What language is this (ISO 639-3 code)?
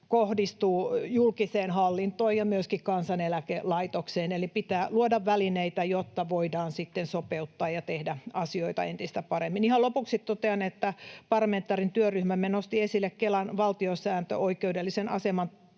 fin